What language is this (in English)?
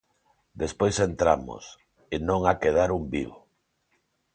Galician